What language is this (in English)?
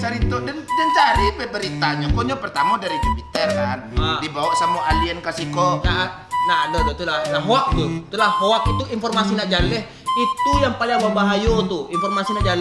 Indonesian